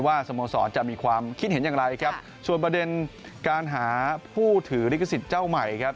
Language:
Thai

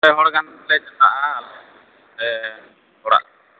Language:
Santali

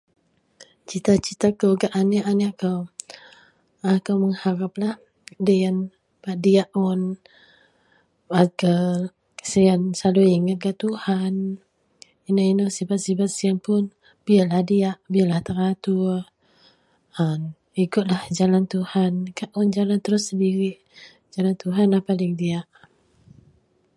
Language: Central Melanau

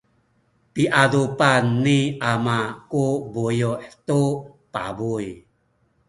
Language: Sakizaya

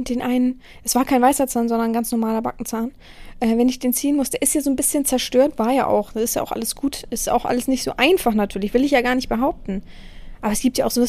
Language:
German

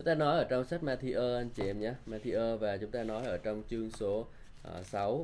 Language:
Vietnamese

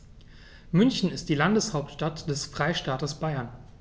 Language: German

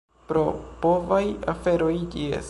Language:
Esperanto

